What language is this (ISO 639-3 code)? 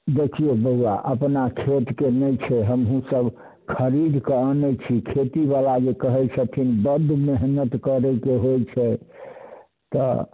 mai